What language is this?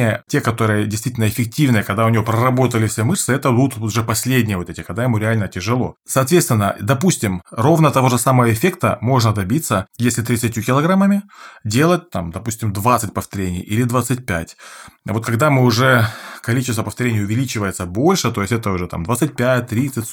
Russian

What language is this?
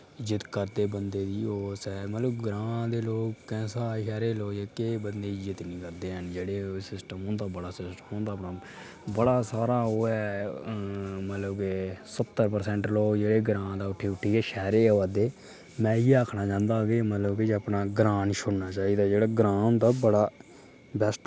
Dogri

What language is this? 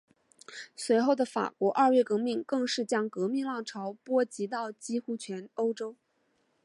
Chinese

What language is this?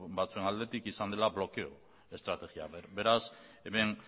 Basque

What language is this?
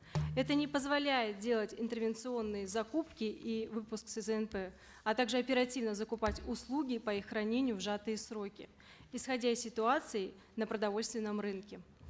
Kazakh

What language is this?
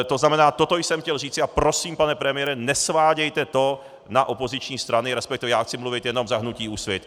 Czech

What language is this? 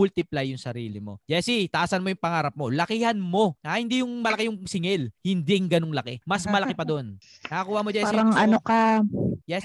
Filipino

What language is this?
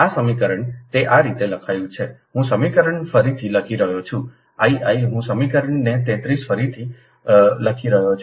Gujarati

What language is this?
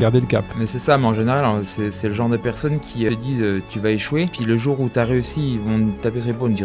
French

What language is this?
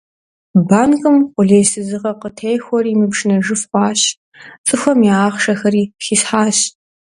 Kabardian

